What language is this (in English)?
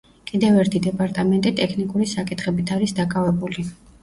Georgian